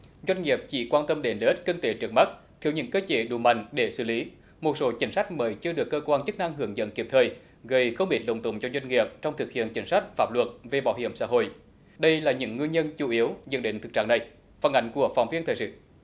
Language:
Vietnamese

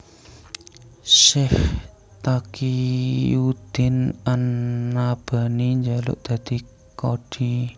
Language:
Javanese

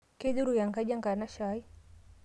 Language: Masai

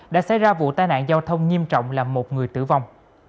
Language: Vietnamese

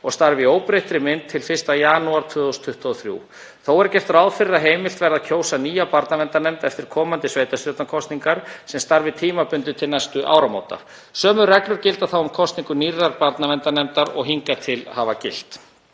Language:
Icelandic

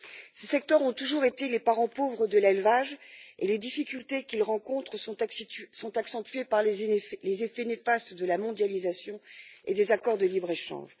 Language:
French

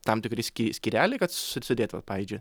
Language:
Lithuanian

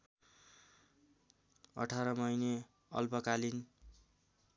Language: Nepali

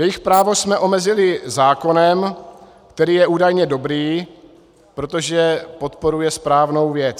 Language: Czech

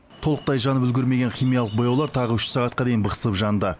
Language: Kazakh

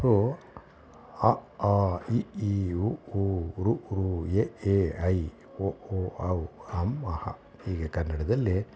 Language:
Kannada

